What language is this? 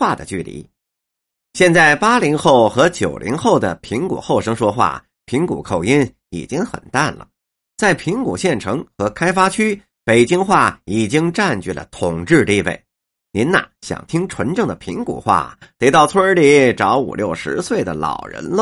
Chinese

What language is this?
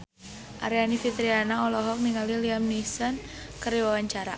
Sundanese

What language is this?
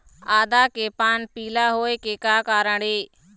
Chhattisgarhi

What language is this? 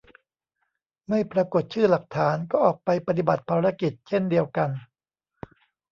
Thai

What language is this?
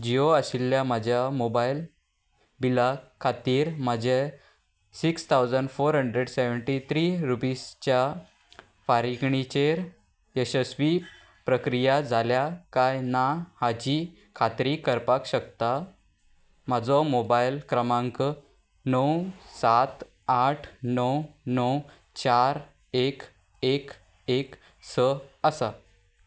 Konkani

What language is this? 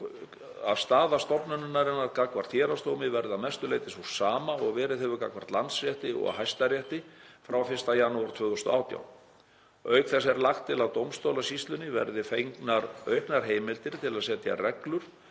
Icelandic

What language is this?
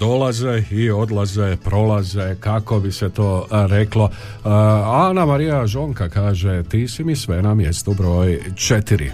Croatian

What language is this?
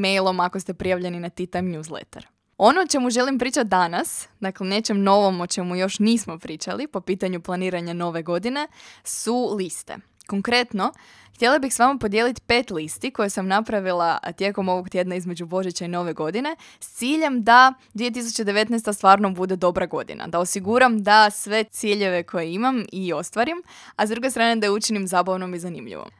Croatian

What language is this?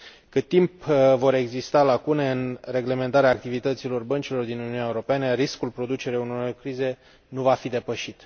Romanian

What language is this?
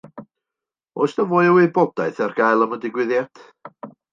Welsh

